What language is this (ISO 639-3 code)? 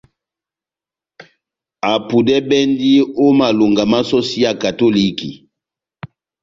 bnm